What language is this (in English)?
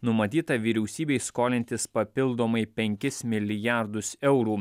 Lithuanian